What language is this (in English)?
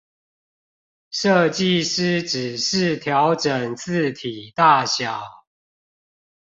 Chinese